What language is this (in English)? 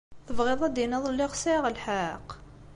Kabyle